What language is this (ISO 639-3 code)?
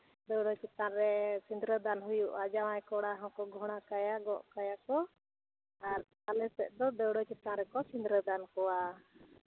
sat